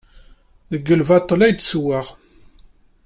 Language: Kabyle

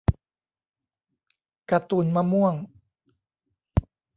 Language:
Thai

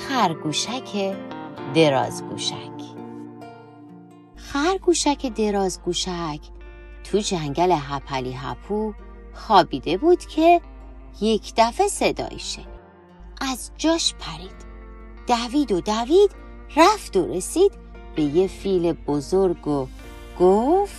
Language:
Persian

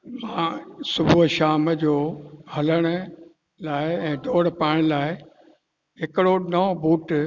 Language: Sindhi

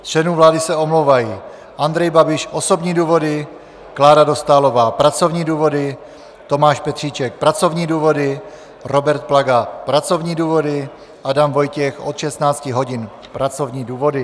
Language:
Czech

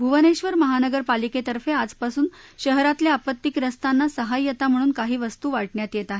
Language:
Marathi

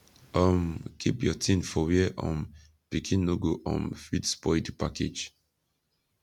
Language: Nigerian Pidgin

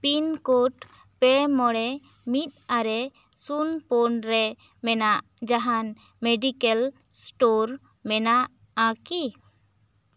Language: Santali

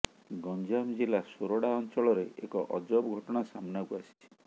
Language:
Odia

